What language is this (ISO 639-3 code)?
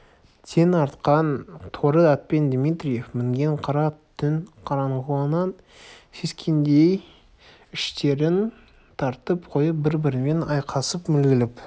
kaz